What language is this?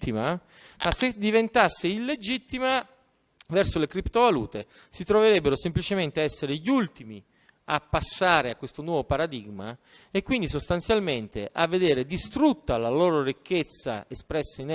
Italian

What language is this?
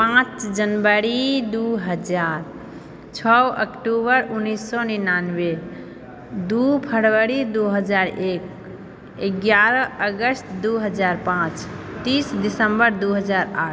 Maithili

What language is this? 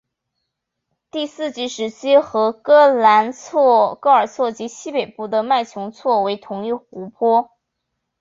Chinese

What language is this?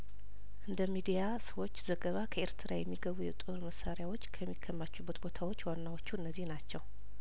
Amharic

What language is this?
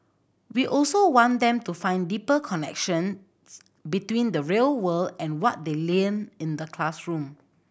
English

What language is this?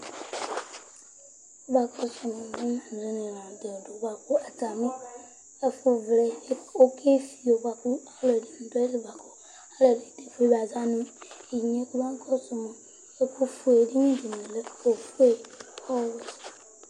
Ikposo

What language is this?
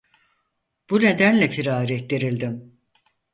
Turkish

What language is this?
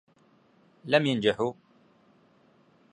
Arabic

